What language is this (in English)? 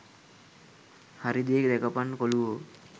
Sinhala